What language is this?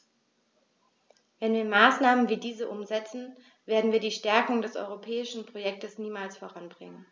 German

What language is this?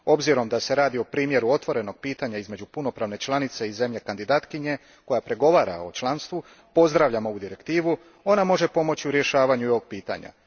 Croatian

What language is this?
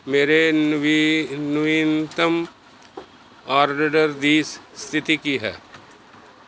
Punjabi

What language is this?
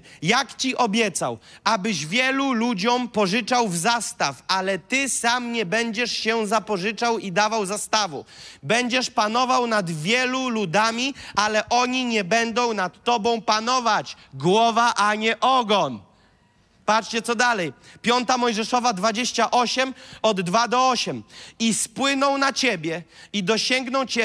Polish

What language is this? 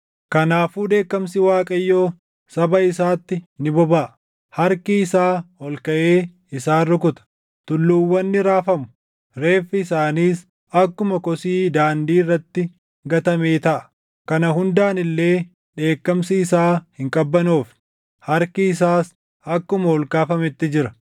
Oromo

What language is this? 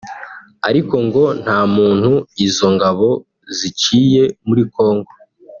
Kinyarwanda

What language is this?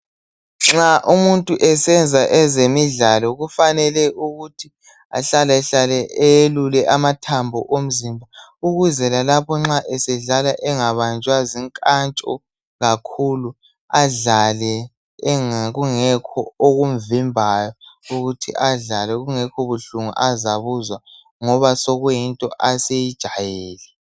North Ndebele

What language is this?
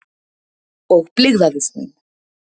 Icelandic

